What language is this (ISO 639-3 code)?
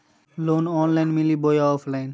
mag